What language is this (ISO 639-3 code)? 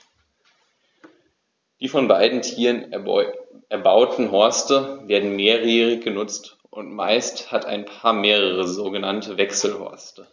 deu